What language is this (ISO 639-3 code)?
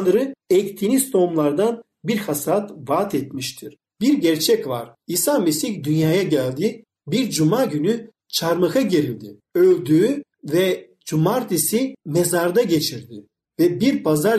tur